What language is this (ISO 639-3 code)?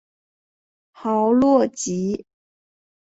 zho